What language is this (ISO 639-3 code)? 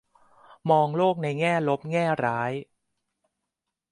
tha